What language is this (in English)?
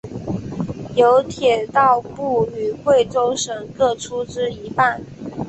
Chinese